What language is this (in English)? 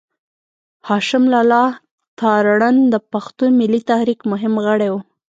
Pashto